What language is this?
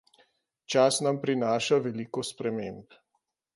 Slovenian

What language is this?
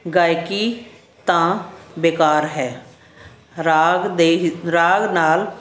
Punjabi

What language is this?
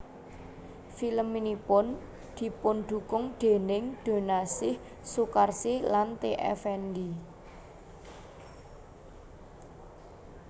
Javanese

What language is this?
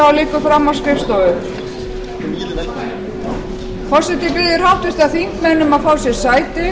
Icelandic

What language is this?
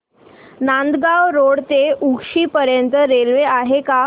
Marathi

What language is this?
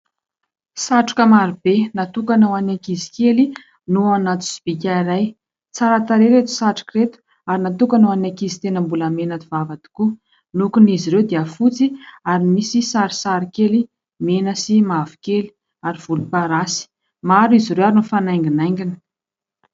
Malagasy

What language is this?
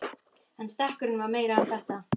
Icelandic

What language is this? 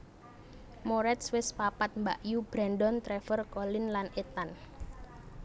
Javanese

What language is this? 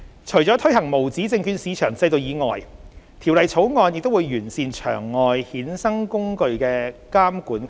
Cantonese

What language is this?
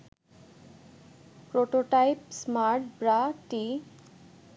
Bangla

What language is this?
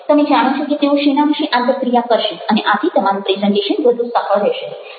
Gujarati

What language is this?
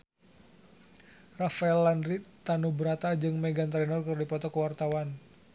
Sundanese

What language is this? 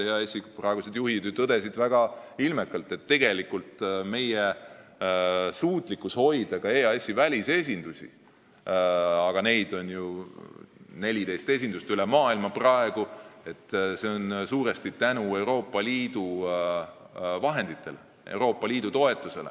Estonian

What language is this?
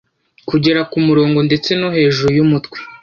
Kinyarwanda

